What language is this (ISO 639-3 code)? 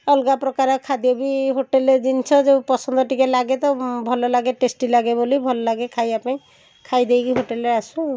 ori